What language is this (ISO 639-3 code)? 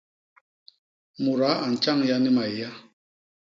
bas